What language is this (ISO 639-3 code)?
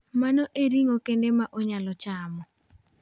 luo